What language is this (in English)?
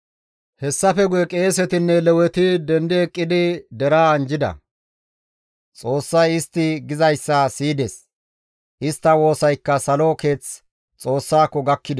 Gamo